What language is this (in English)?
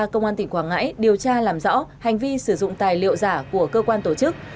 Vietnamese